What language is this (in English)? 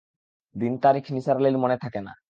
Bangla